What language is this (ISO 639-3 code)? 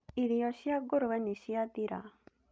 kik